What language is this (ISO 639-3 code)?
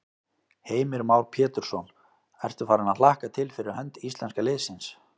isl